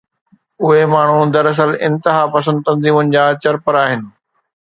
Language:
Sindhi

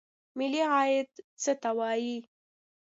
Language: Pashto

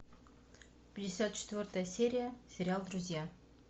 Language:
Russian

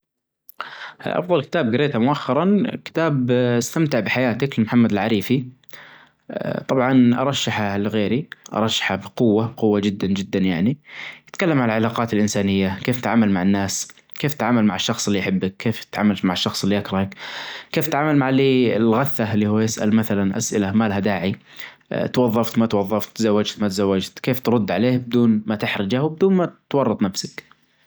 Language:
Najdi Arabic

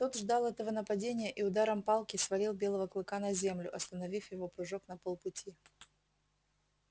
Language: Russian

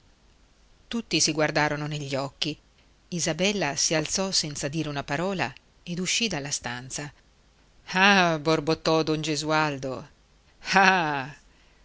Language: Italian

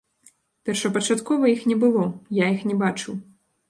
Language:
Belarusian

